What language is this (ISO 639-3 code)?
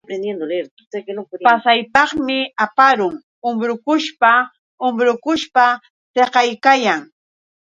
qux